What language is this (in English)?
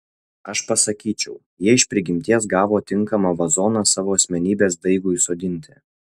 Lithuanian